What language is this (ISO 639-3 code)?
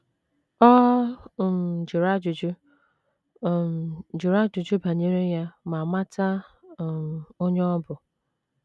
ibo